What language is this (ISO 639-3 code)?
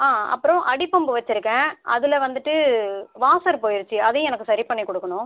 tam